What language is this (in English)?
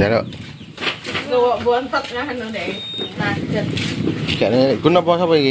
Indonesian